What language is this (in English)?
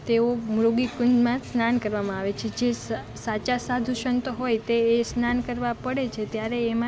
Gujarati